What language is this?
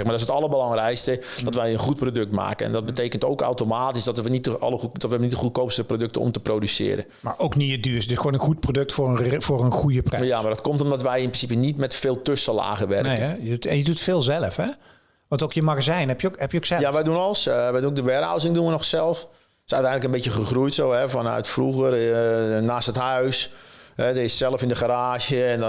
Dutch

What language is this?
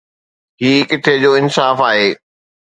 Sindhi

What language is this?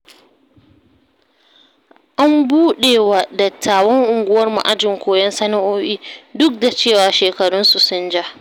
Hausa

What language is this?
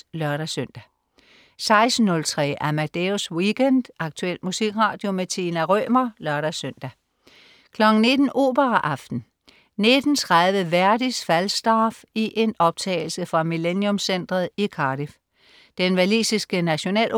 Danish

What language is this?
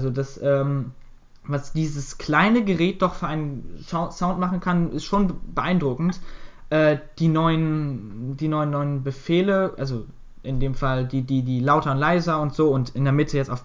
German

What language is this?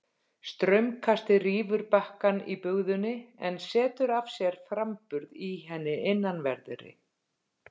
Icelandic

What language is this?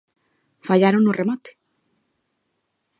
Galician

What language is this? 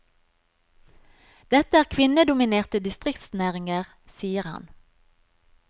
Norwegian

